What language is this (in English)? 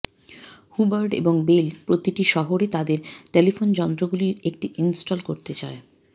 Bangla